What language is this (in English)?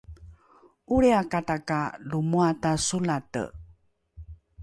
Rukai